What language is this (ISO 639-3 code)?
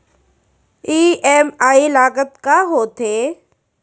hne